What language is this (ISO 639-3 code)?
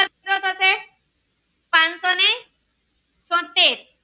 guj